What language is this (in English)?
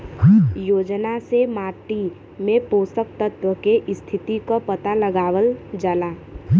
Bhojpuri